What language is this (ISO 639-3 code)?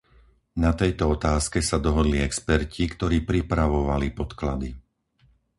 slk